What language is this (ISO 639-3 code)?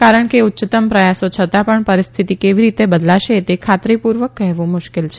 guj